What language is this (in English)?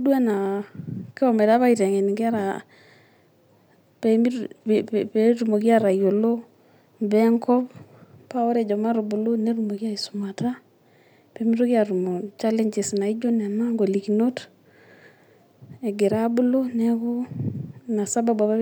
Masai